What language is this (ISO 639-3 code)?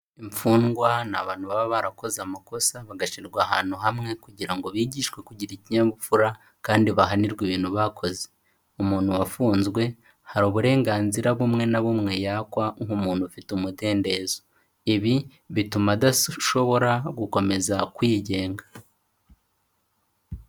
kin